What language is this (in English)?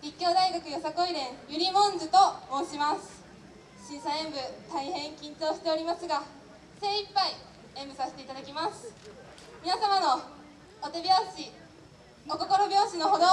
Japanese